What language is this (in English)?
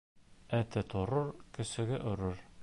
Bashkir